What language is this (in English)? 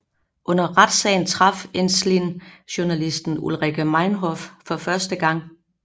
Danish